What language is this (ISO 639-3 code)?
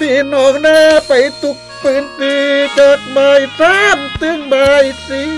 tha